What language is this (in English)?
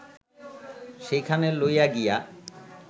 Bangla